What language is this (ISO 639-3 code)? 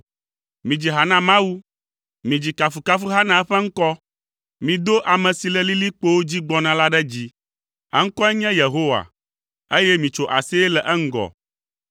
ewe